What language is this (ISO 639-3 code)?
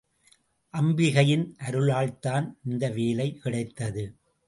tam